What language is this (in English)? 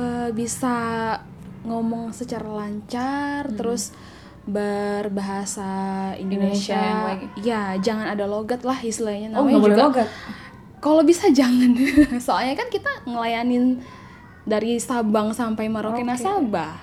Indonesian